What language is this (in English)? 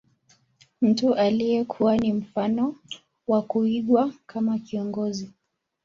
Swahili